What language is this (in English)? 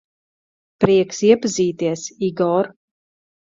Latvian